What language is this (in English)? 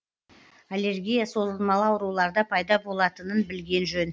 Kazakh